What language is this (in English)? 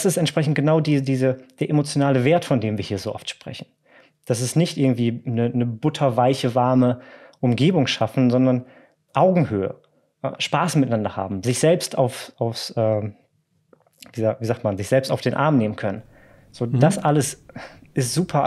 German